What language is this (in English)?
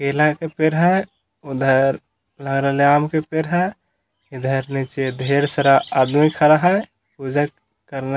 Magahi